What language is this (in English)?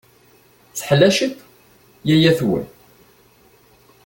Kabyle